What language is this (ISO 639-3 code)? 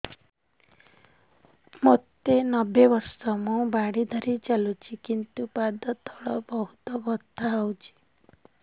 ori